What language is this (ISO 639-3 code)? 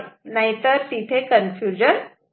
mar